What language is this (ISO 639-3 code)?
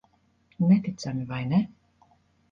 lav